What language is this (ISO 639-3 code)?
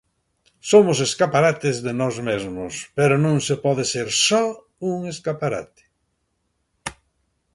glg